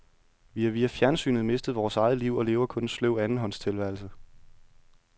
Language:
Danish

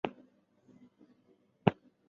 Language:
Chinese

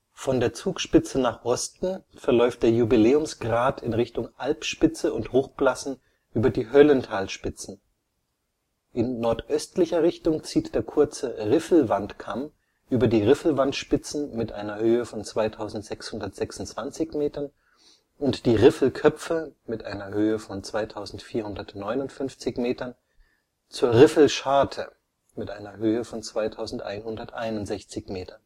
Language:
German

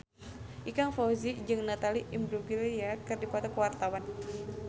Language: Sundanese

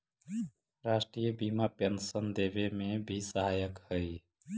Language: Magahi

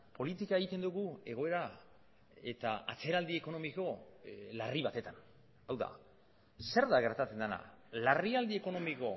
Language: Basque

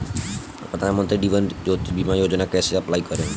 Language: Bhojpuri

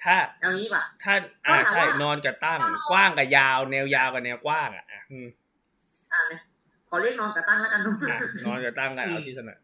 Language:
Thai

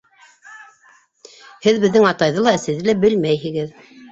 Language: Bashkir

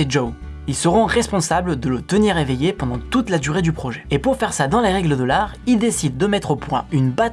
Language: French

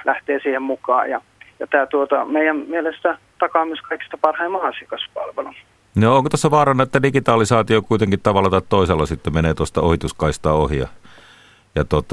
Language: Finnish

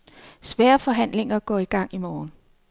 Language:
Danish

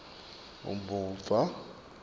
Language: Swati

